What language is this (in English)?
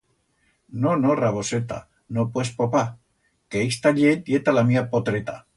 Aragonese